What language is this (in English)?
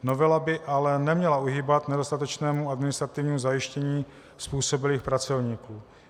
Czech